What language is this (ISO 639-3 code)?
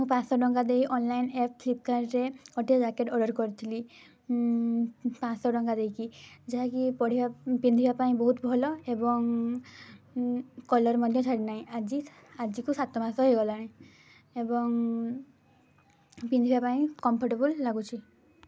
ori